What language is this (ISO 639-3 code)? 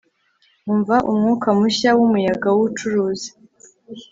kin